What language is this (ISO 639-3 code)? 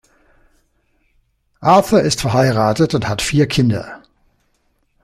deu